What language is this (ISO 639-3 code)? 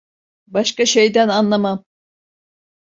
tur